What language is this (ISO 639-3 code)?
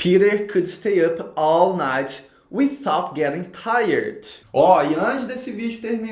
por